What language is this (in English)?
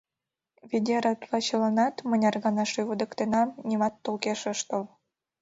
Mari